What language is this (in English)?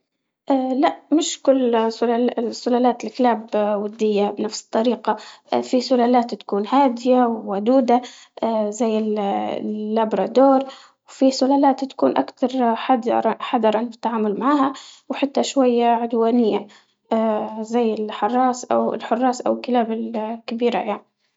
Libyan Arabic